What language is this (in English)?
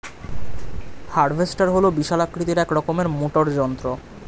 Bangla